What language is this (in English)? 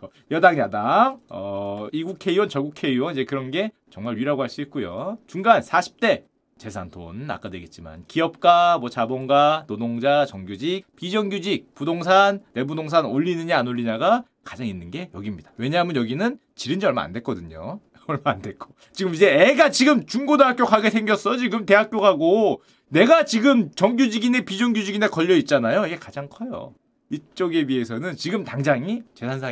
Korean